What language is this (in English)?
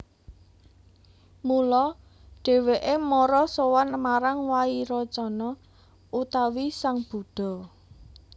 Javanese